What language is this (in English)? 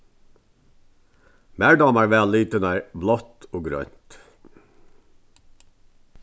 Faroese